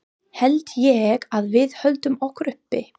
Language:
Icelandic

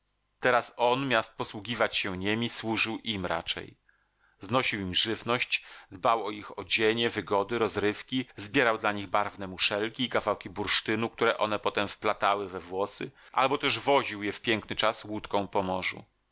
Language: Polish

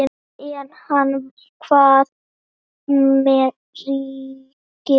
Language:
Icelandic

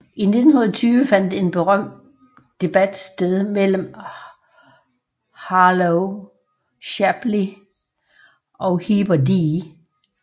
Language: Danish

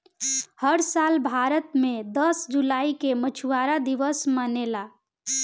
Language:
Bhojpuri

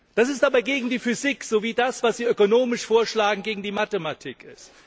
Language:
German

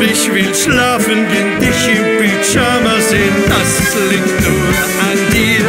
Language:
Dutch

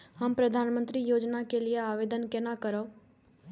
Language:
Maithili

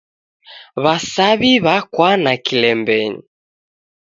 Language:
Taita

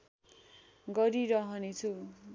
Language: Nepali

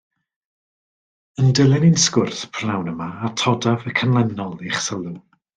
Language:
Welsh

